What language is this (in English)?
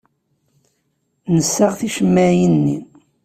Kabyle